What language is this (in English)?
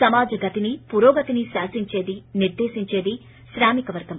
Telugu